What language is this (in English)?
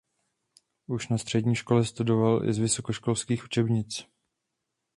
Czech